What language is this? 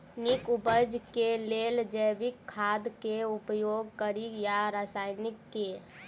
Maithili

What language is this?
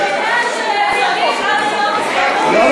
Hebrew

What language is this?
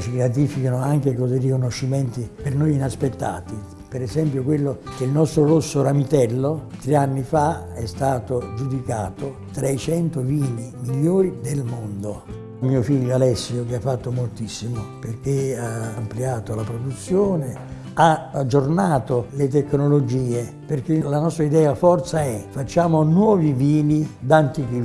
Italian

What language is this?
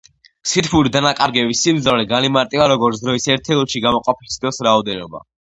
Georgian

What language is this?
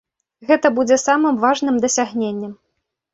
Belarusian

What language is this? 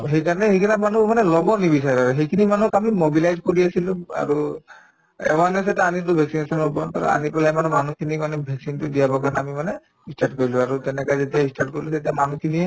Assamese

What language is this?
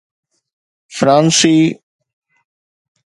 Sindhi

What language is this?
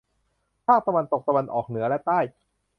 Thai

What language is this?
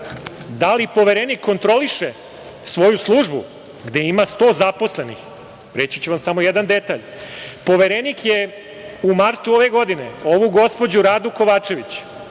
Serbian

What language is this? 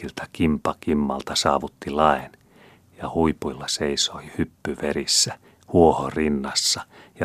Finnish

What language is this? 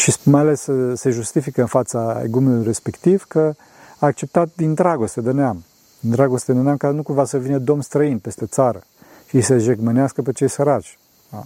Romanian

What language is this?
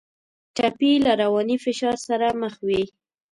Pashto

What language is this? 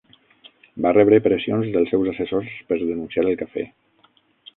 Catalan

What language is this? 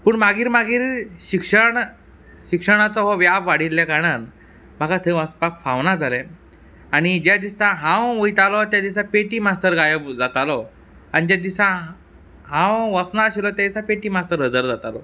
Konkani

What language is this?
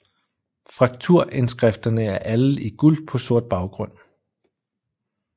Danish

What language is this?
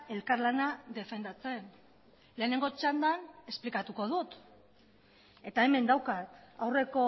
Basque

